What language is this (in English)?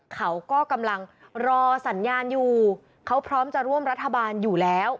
Thai